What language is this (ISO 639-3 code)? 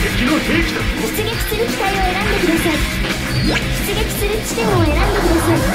jpn